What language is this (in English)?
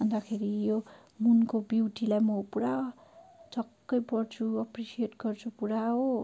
Nepali